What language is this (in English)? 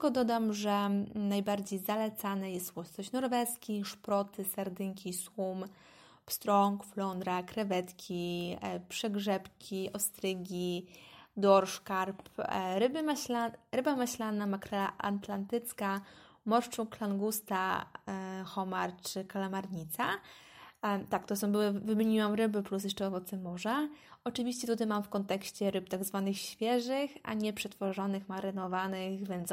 Polish